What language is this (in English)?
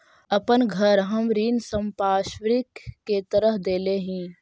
Magahi